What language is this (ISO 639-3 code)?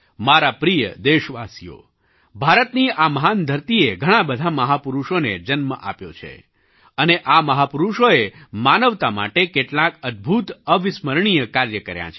guj